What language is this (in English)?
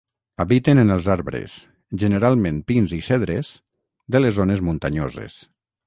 Catalan